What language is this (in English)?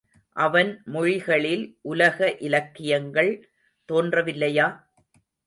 Tamil